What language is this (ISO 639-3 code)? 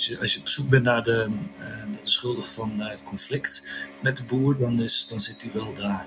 nld